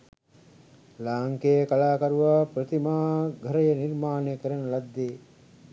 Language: Sinhala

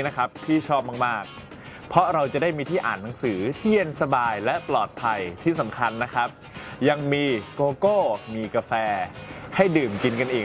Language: Thai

